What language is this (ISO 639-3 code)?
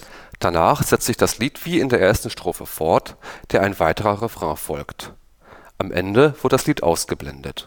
deu